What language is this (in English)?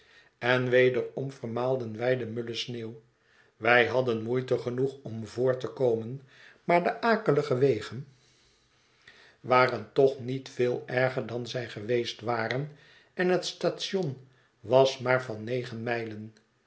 Dutch